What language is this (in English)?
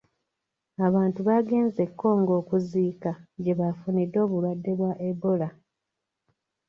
Ganda